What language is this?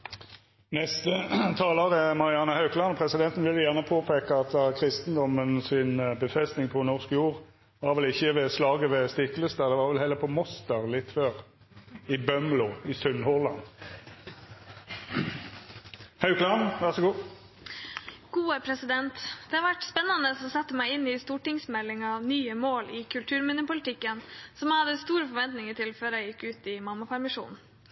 Norwegian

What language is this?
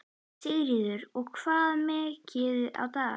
Icelandic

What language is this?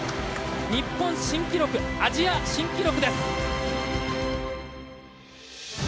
Japanese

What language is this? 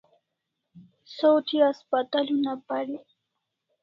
Kalasha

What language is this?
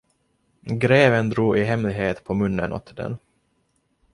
Swedish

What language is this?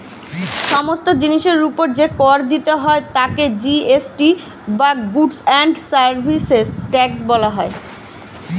Bangla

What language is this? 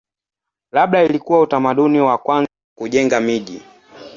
Swahili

